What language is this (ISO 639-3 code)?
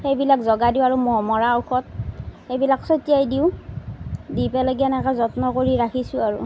asm